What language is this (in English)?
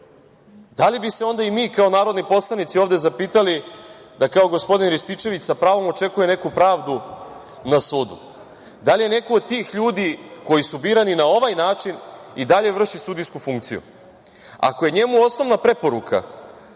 Serbian